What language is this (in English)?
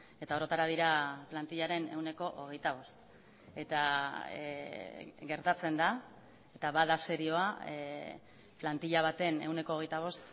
Basque